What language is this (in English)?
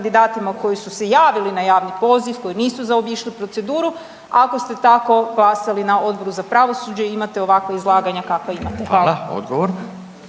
Croatian